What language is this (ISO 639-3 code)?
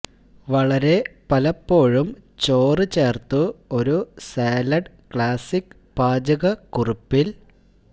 mal